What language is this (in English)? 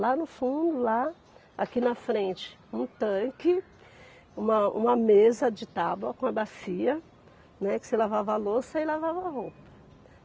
Portuguese